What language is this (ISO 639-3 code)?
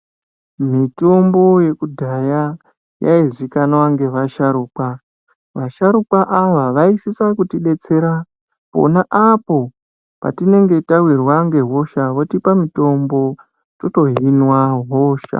ndc